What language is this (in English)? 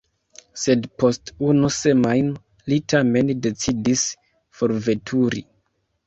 Esperanto